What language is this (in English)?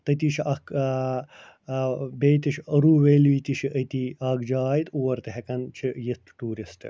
Kashmiri